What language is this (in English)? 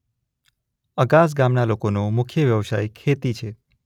Gujarati